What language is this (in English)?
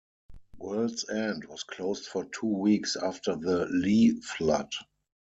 English